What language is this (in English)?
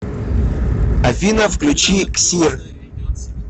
Russian